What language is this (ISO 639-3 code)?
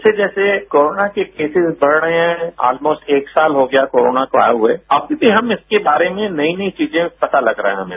hin